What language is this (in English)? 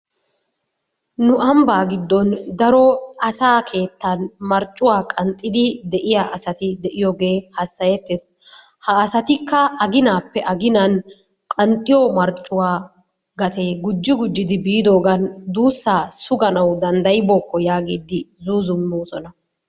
Wolaytta